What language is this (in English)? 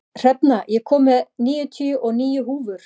Icelandic